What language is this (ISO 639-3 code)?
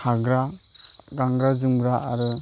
brx